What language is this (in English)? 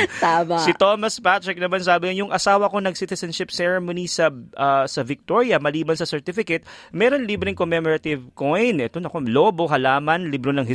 Filipino